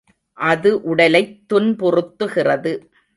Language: Tamil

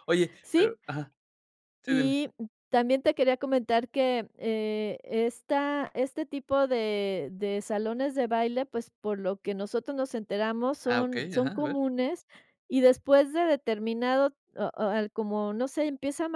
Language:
Spanish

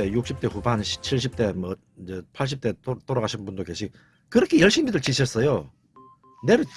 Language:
Korean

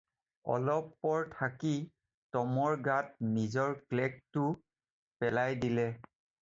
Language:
Assamese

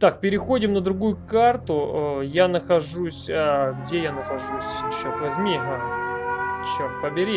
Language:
Russian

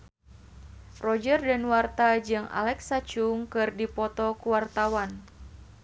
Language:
Sundanese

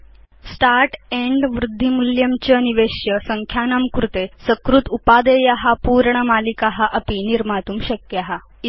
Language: Sanskrit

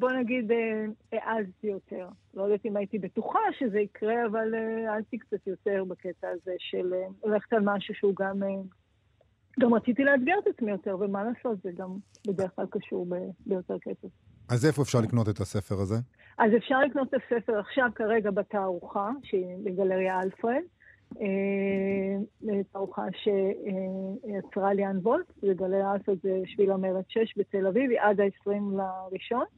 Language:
Hebrew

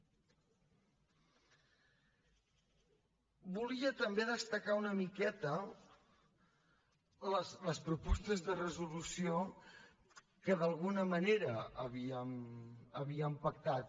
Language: Catalan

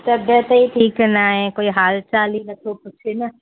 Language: Sindhi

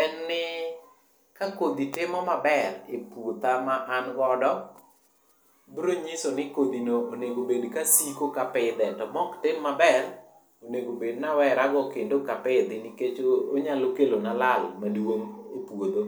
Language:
Luo (Kenya and Tanzania)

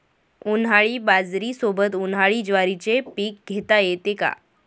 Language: Marathi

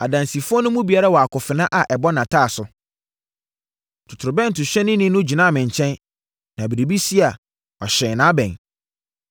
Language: Akan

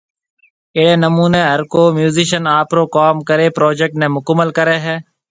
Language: Marwari (Pakistan)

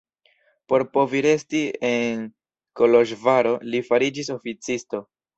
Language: Esperanto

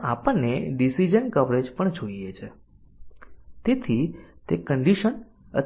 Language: Gujarati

